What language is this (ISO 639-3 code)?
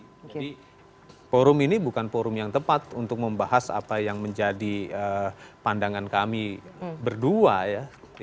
ind